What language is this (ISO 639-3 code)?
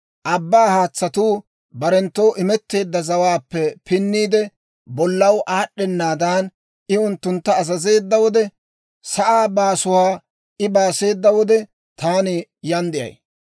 dwr